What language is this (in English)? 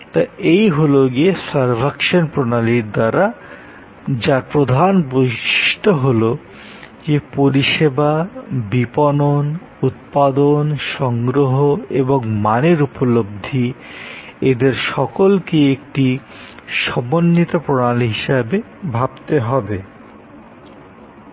Bangla